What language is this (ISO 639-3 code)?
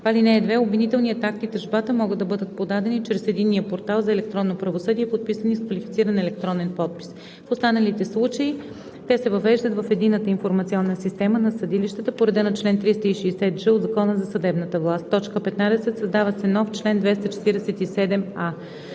bul